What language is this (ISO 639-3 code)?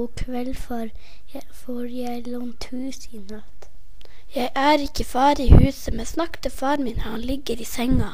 nor